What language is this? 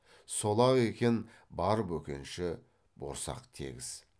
Kazakh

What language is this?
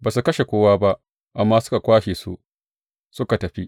Hausa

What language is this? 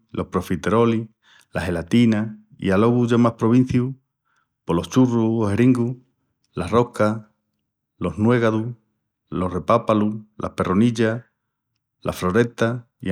Extremaduran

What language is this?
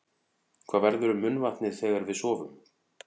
Icelandic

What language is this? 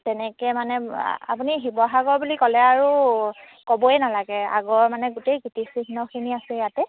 Assamese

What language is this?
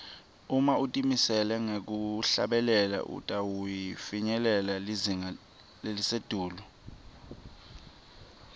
Swati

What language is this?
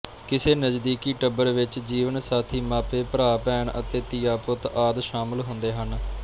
Punjabi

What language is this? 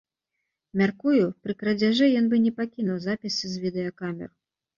Belarusian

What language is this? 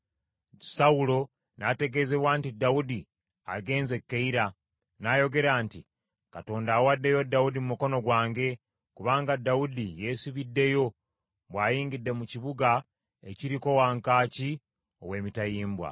Ganda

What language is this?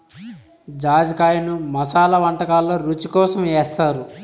Telugu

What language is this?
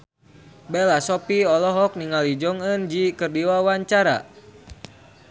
Sundanese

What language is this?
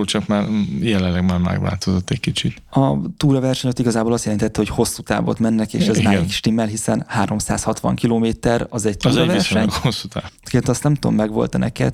Hungarian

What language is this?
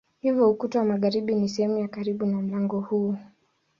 Swahili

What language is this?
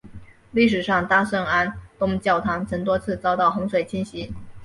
Chinese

